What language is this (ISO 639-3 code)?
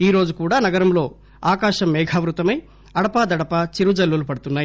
tel